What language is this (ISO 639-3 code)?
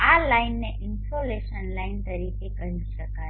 guj